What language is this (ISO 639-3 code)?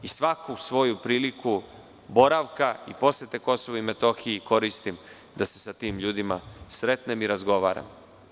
srp